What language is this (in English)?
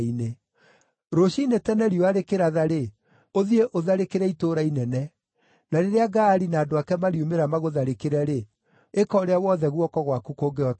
Kikuyu